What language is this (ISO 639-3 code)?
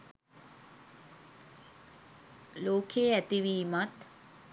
sin